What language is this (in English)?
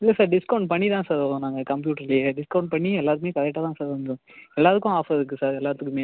Tamil